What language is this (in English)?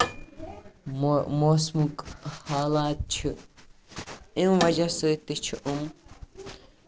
Kashmiri